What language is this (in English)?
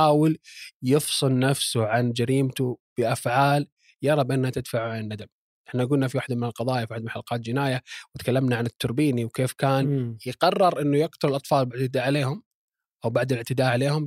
Arabic